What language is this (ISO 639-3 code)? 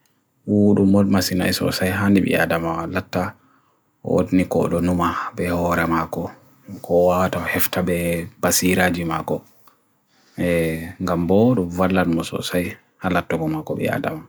fui